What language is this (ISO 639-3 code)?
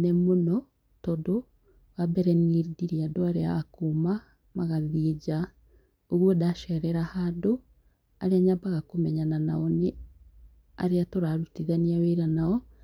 kik